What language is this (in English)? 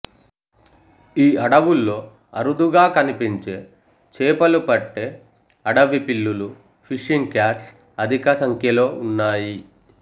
Telugu